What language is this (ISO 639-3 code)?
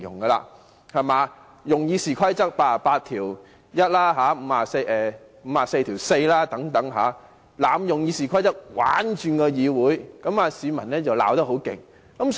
yue